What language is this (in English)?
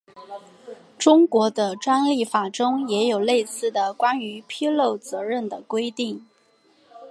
Chinese